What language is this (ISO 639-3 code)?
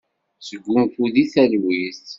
kab